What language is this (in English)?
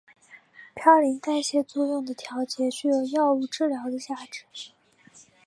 Chinese